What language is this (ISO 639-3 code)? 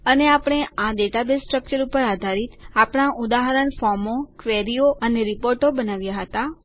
guj